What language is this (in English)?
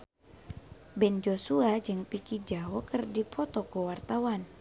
Sundanese